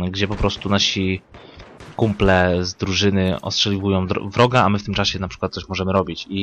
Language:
Polish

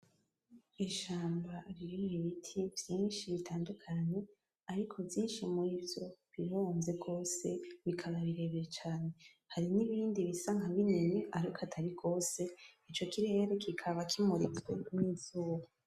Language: Rundi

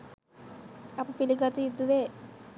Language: Sinhala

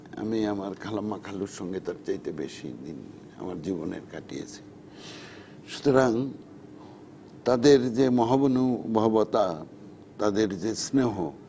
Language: Bangla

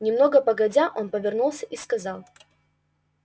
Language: Russian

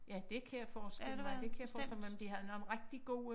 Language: Danish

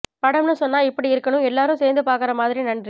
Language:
Tamil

